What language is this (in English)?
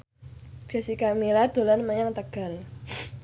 Javanese